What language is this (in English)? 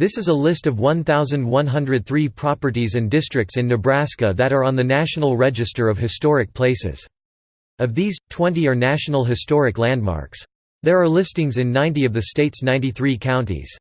English